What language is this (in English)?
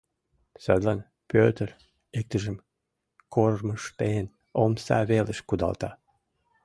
Mari